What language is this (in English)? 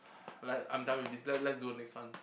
English